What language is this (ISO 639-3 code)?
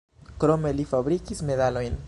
epo